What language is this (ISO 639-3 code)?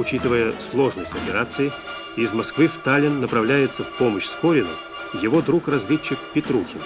rus